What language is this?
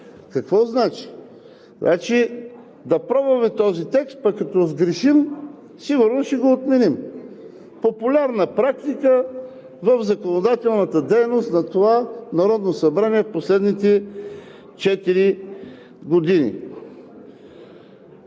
Bulgarian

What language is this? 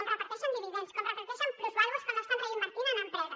Catalan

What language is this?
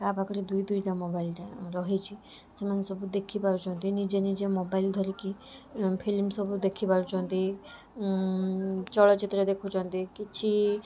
Odia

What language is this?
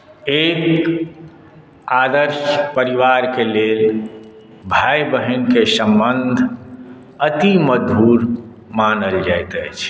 Maithili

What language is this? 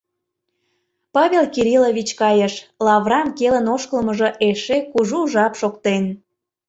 Mari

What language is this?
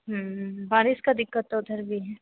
Hindi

